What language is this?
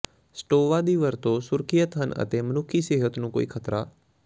Punjabi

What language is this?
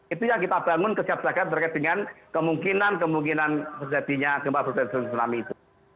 Indonesian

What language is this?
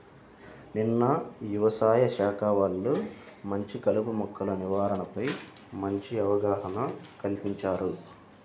Telugu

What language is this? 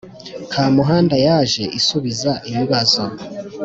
Kinyarwanda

